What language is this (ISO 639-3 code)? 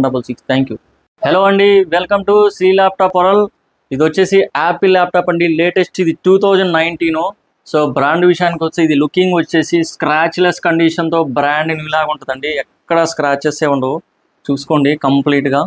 tel